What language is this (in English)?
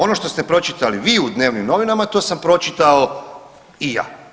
Croatian